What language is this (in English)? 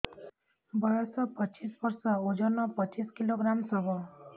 Odia